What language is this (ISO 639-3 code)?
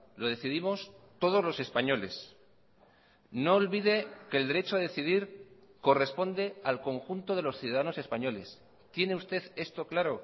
spa